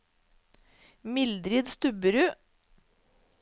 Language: Norwegian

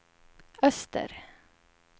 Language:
Swedish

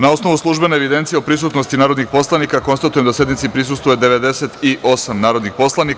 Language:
Serbian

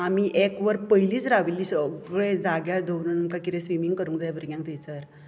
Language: Konkani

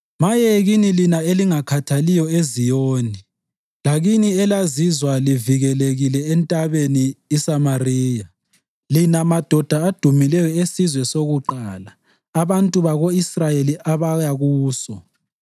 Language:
North Ndebele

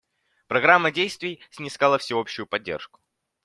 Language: Russian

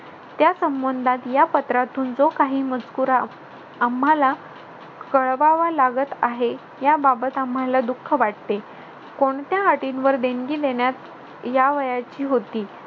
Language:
Marathi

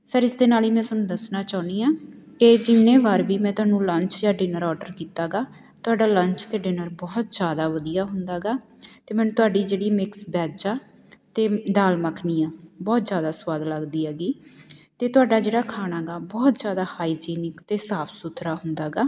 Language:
Punjabi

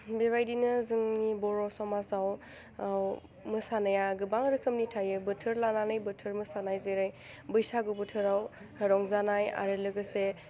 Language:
Bodo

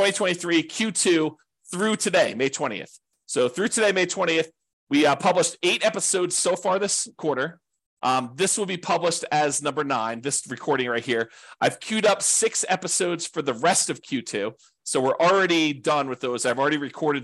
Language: English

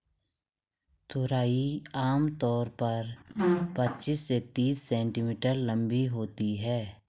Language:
Hindi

